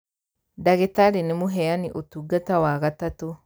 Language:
Kikuyu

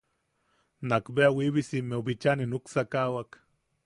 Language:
Yaqui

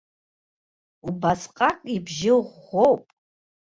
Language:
Abkhazian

